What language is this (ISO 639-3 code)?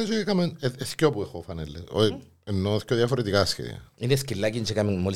ell